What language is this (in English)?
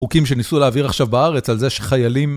Hebrew